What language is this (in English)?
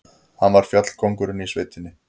Icelandic